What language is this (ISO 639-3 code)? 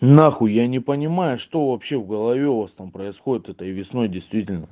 rus